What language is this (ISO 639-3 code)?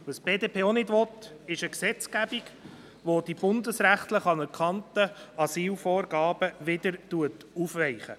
gsw